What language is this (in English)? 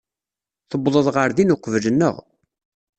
Kabyle